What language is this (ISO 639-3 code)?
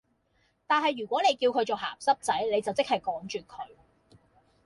yue